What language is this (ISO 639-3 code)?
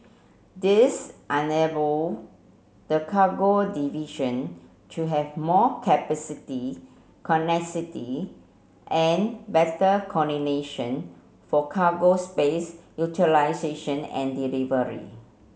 eng